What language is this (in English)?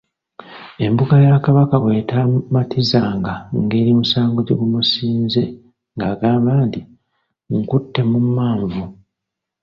Ganda